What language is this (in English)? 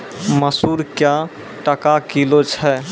Maithili